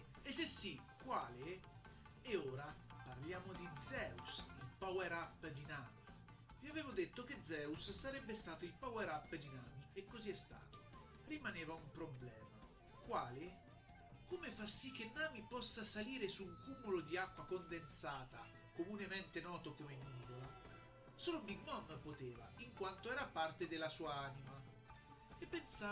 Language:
Italian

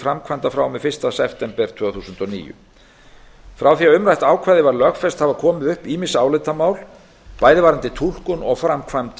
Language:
Icelandic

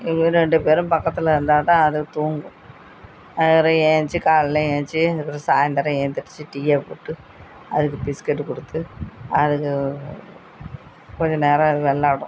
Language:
Tamil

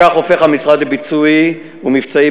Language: Hebrew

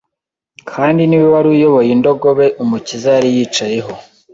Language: Kinyarwanda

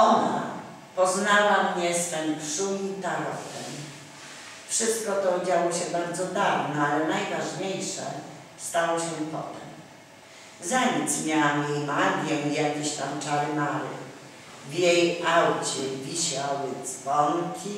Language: Polish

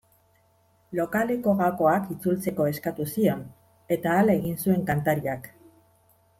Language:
Basque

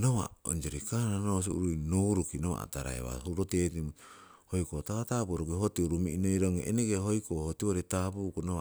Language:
Siwai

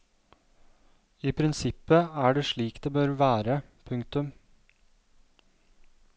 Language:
Norwegian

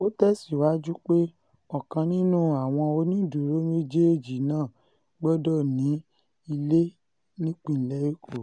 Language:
Yoruba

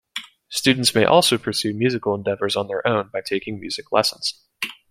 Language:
English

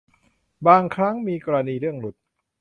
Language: Thai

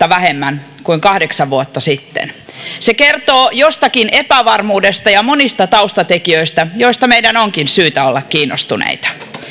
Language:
Finnish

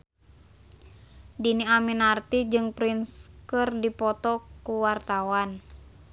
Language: Sundanese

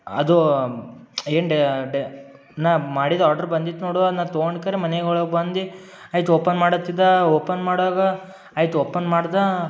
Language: Kannada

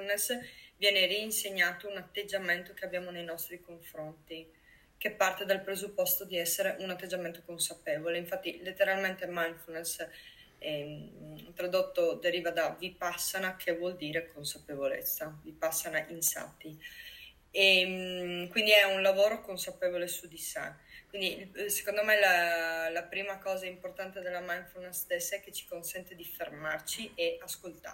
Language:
Italian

